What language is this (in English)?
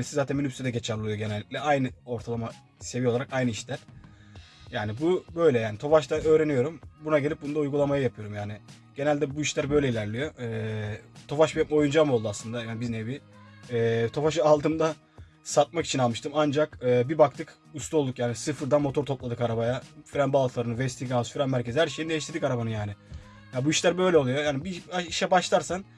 Turkish